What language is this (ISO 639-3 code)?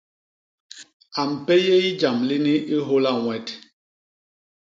bas